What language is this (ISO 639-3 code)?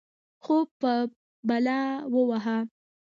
pus